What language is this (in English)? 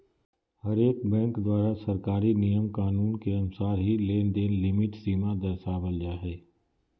Magahi